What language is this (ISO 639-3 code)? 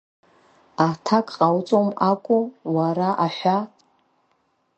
abk